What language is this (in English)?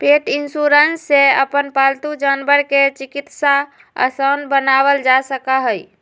Magahi